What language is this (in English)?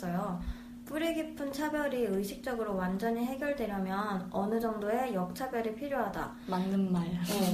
Korean